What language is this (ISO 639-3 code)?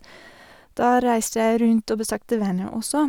nor